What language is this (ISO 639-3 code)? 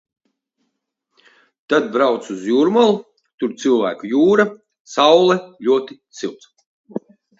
lav